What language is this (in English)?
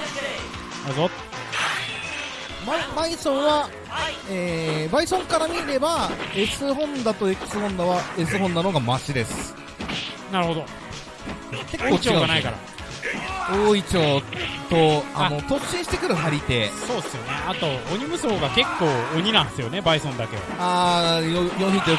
Japanese